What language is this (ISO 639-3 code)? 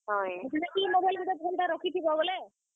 ori